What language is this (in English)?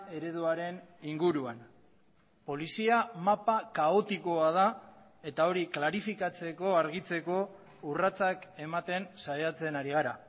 Basque